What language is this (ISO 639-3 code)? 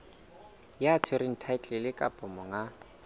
sot